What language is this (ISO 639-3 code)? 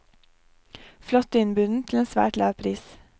nor